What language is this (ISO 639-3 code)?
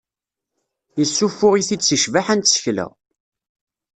kab